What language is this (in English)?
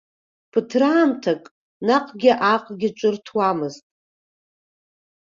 Abkhazian